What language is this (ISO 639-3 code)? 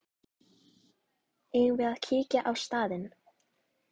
isl